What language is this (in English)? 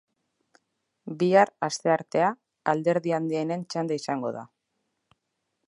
Basque